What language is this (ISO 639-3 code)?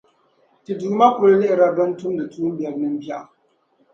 dag